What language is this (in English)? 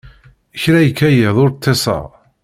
Kabyle